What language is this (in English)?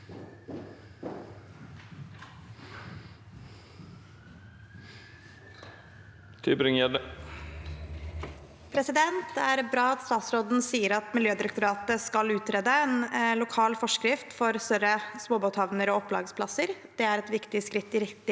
Norwegian